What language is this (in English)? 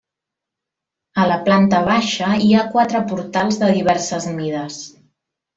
Catalan